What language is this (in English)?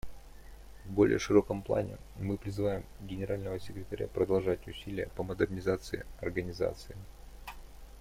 Russian